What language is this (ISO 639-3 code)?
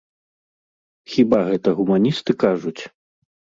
bel